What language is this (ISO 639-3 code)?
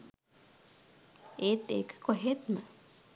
sin